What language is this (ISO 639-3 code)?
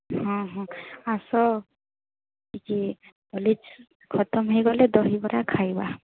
ori